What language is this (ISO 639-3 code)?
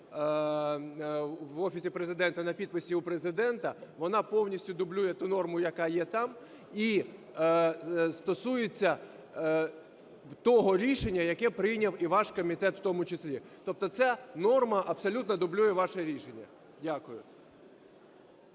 ukr